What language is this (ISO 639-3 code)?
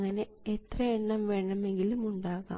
mal